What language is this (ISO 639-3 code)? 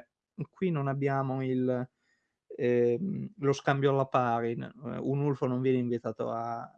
ita